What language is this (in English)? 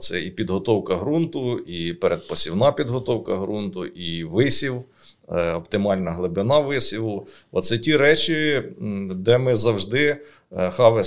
Ukrainian